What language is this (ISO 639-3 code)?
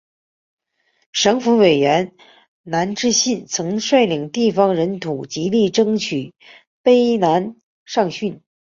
zho